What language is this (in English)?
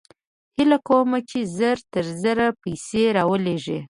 Pashto